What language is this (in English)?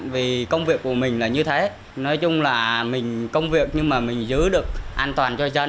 Vietnamese